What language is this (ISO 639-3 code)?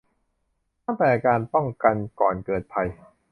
tha